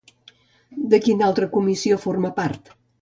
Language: Catalan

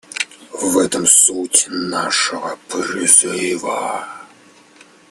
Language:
Russian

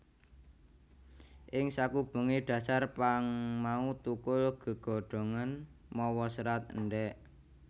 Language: Javanese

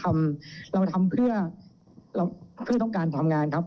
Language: Thai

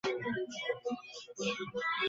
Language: Bangla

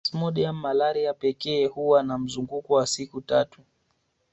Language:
Swahili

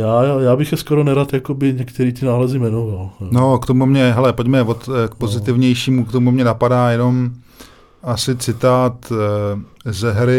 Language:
Czech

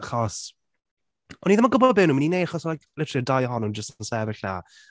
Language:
Welsh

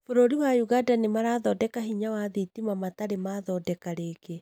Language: Kikuyu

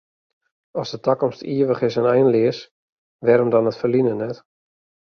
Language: Western Frisian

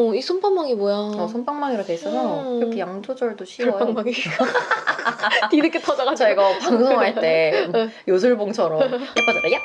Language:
Korean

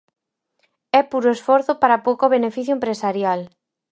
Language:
Galician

